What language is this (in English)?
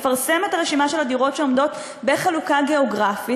Hebrew